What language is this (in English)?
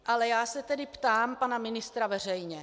Czech